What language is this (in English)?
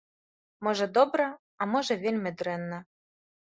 Belarusian